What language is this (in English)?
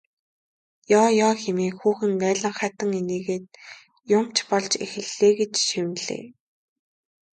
Mongolian